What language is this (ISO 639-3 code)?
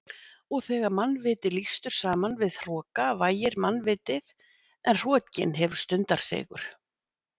isl